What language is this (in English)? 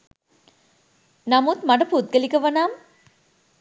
Sinhala